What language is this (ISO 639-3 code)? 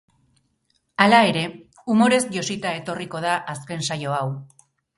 eus